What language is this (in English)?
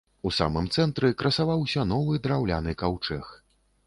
Belarusian